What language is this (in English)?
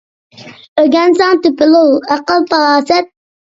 Uyghur